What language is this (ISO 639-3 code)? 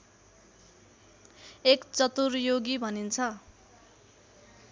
nep